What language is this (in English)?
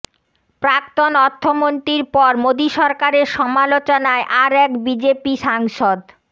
Bangla